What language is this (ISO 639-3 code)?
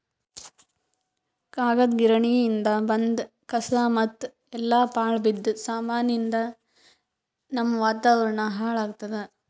kan